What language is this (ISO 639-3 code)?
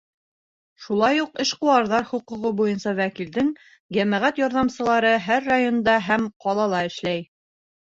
bak